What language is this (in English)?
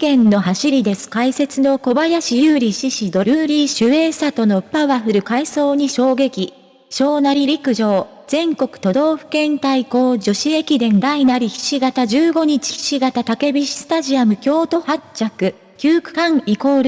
Japanese